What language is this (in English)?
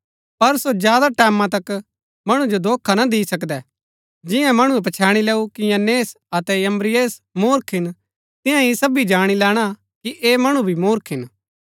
Gaddi